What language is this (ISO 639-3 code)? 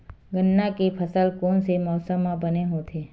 hne